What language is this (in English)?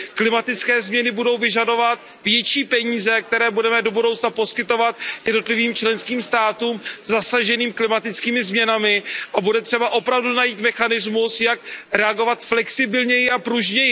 Czech